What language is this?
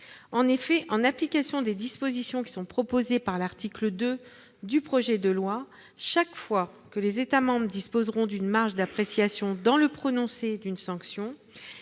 French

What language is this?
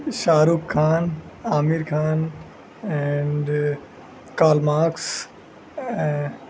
Urdu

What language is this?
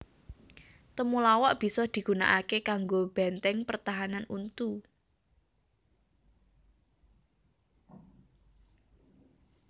Javanese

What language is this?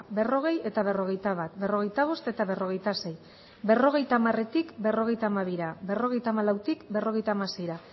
Basque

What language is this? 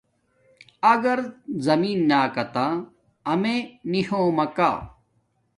Domaaki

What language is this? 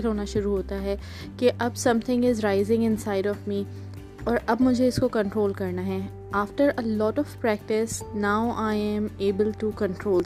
Urdu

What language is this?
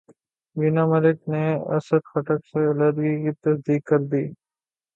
Urdu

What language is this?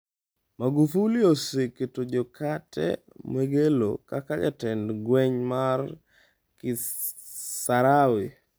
Luo (Kenya and Tanzania)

